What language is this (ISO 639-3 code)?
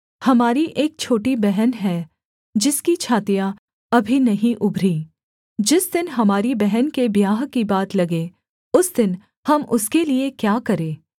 hin